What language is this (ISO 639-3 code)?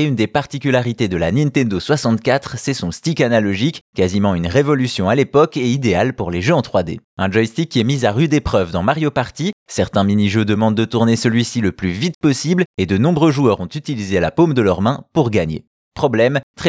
fra